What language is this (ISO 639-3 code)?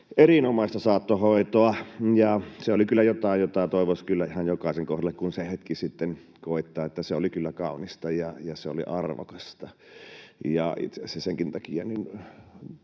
fin